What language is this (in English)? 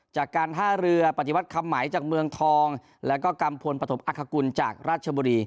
Thai